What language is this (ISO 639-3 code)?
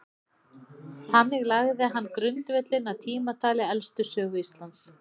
isl